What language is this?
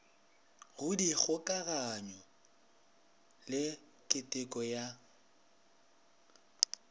Northern Sotho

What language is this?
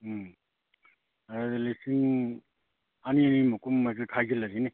Manipuri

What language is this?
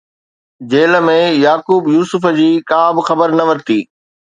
Sindhi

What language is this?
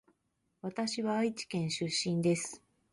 Japanese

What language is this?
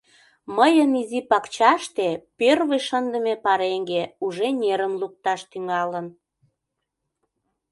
Mari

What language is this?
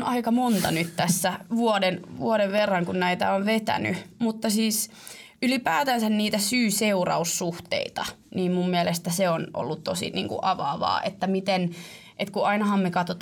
Finnish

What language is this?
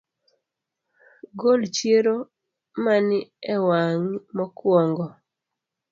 Luo (Kenya and Tanzania)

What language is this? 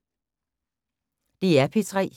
Danish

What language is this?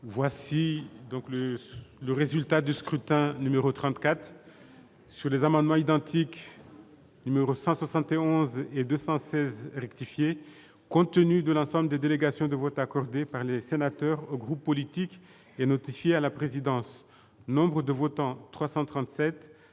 French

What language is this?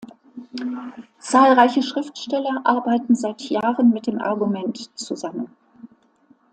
German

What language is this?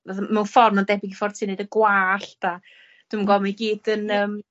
Welsh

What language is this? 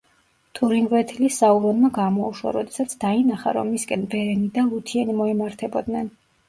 Georgian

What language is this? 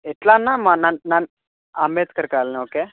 Telugu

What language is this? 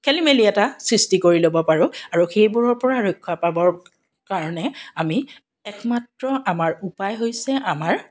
Assamese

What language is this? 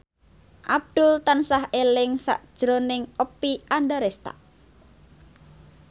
Javanese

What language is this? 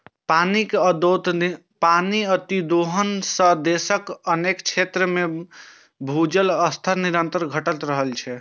Maithili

